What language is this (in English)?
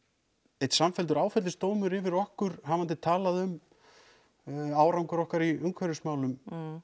Icelandic